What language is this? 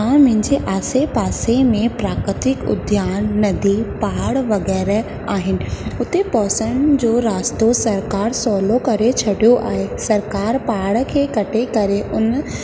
Sindhi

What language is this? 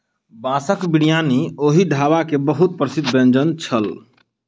Maithili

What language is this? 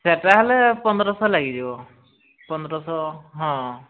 Odia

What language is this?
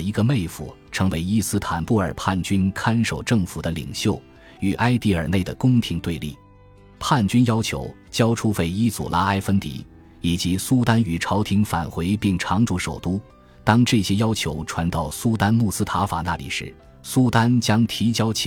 Chinese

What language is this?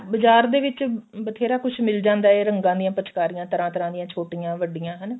Punjabi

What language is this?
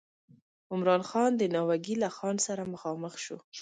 Pashto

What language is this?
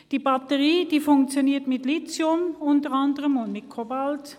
Swiss German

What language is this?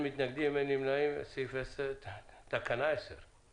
Hebrew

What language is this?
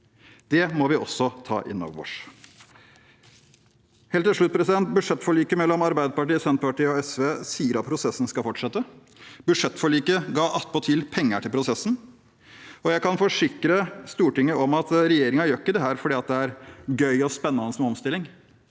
Norwegian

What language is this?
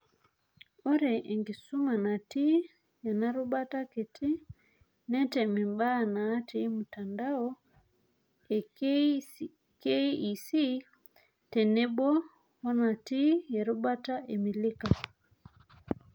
Masai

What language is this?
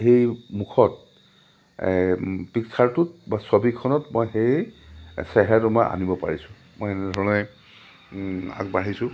Assamese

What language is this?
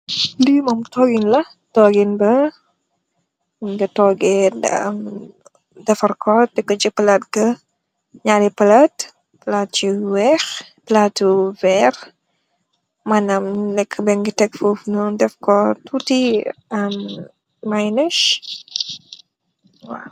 Wolof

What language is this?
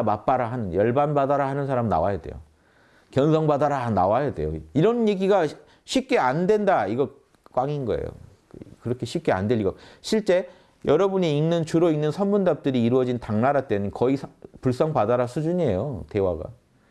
Korean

